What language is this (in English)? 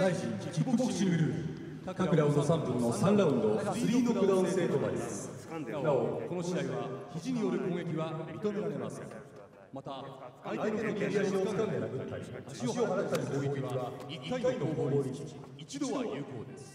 Japanese